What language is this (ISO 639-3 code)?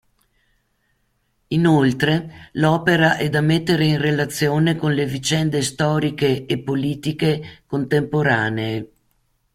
ita